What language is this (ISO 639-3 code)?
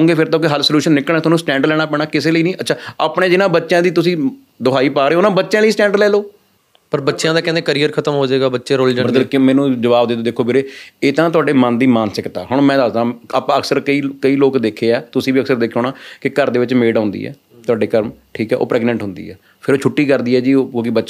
pan